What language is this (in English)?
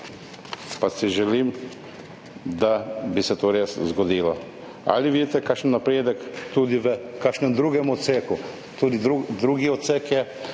Slovenian